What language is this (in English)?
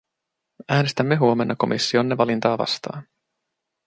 Finnish